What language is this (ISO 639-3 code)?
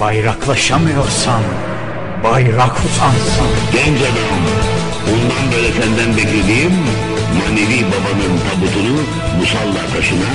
tur